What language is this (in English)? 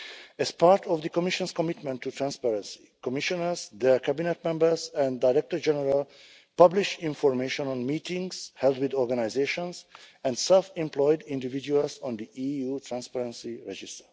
English